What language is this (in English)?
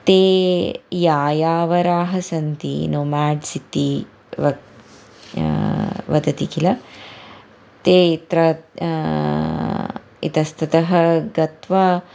Sanskrit